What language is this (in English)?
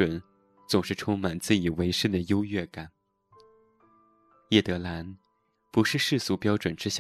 Chinese